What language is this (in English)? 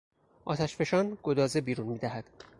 Persian